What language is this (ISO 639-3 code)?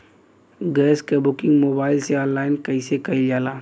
bho